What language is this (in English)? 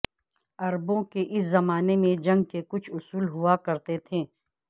Urdu